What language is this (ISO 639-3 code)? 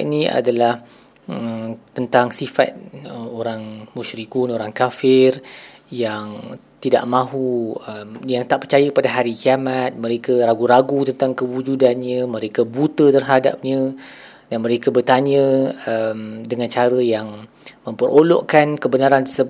msa